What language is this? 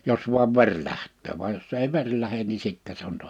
Finnish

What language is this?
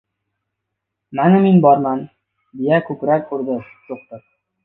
Uzbek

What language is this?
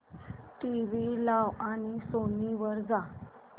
Marathi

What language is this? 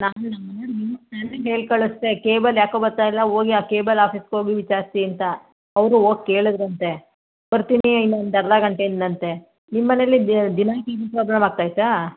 Kannada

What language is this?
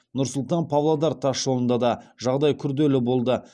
Kazakh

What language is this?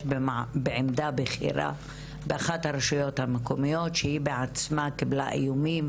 Hebrew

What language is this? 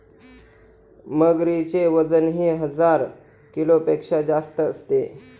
Marathi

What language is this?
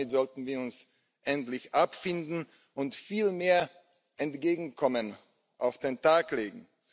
German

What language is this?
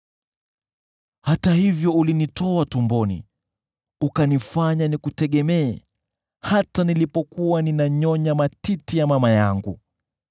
Swahili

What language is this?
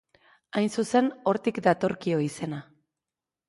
Basque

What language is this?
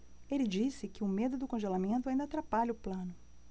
Portuguese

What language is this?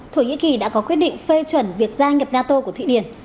Vietnamese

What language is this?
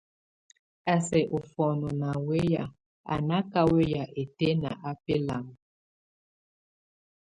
Tunen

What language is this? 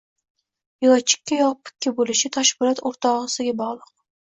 Uzbek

